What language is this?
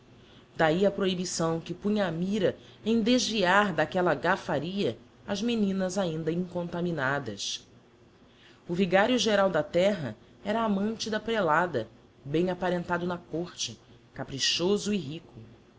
Portuguese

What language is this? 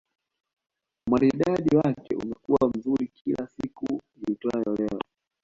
Swahili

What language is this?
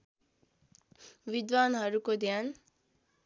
Nepali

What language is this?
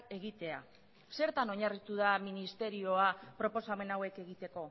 Basque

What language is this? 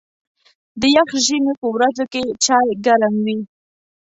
Pashto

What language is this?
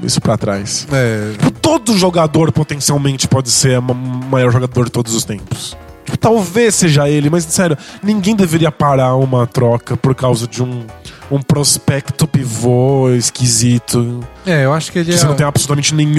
Portuguese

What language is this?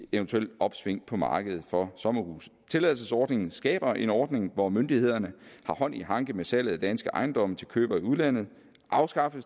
Danish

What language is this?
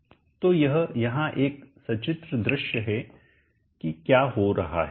Hindi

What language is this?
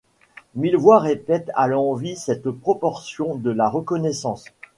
French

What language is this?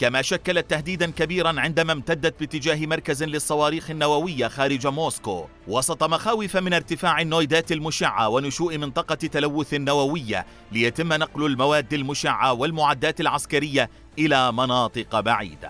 Arabic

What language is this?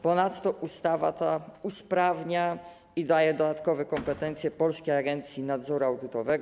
Polish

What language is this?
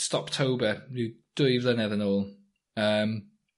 Welsh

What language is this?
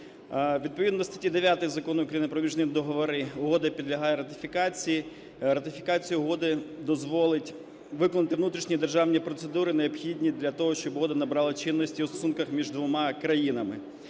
Ukrainian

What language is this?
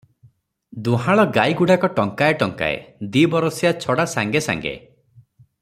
Odia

